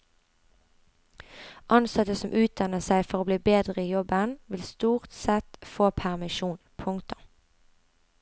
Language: Norwegian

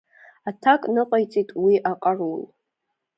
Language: Abkhazian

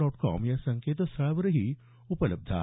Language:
Marathi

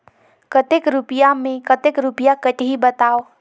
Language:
Chhattisgarhi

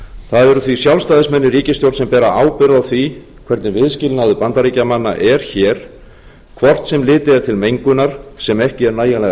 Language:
Icelandic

